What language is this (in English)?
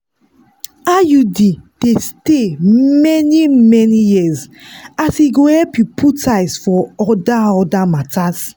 Nigerian Pidgin